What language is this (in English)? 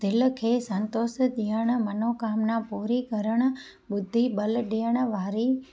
Sindhi